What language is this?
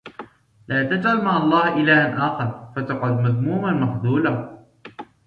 Arabic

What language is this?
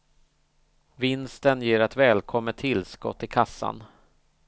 Swedish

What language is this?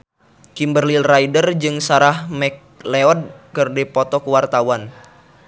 Sundanese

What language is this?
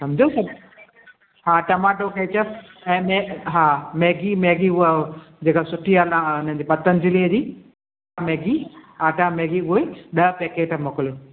Sindhi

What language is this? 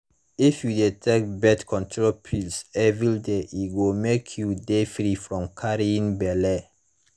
Nigerian Pidgin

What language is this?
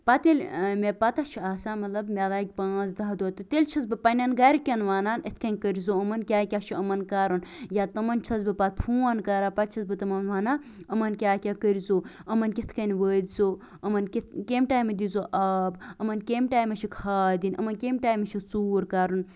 Kashmiri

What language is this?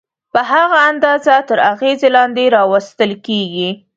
Pashto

